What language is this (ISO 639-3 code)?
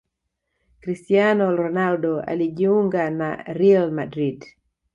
swa